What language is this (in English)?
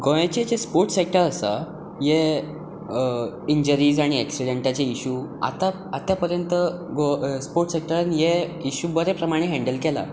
Konkani